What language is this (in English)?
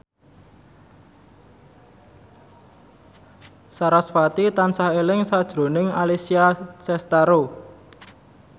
Javanese